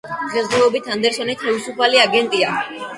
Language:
Georgian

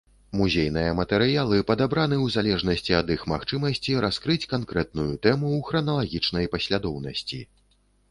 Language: Belarusian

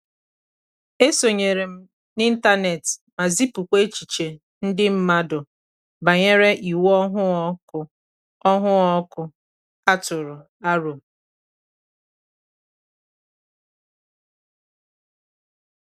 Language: Igbo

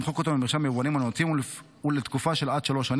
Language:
Hebrew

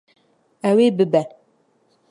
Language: Kurdish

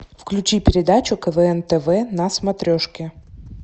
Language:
Russian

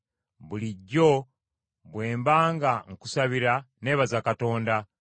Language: Ganda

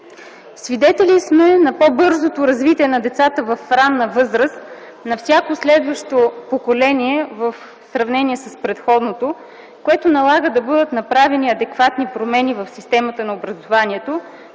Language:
Bulgarian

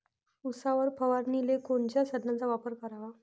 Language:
Marathi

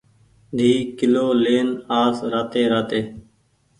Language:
Goaria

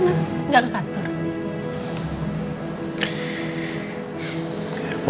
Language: Indonesian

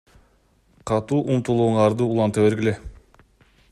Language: Kyrgyz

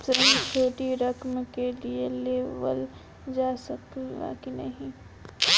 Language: Bhojpuri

